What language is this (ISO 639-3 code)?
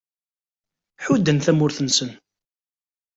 kab